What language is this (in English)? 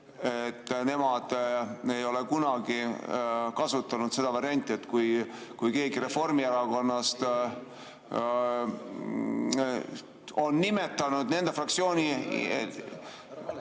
Estonian